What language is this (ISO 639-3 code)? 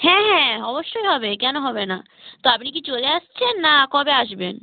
ben